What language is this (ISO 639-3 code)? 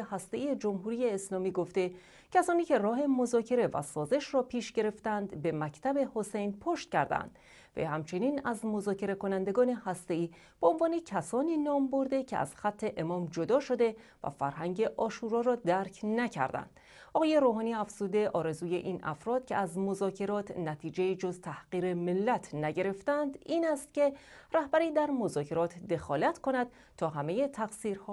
fas